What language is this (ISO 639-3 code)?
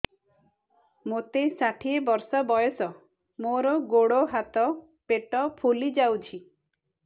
ori